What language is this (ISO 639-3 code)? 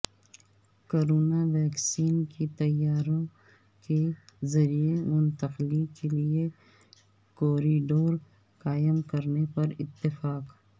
urd